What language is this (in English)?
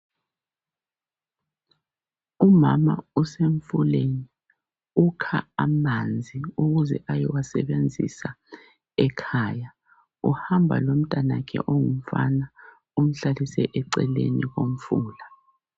North Ndebele